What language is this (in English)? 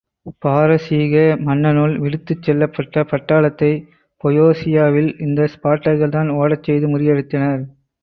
Tamil